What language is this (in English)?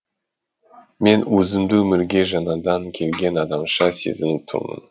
Kazakh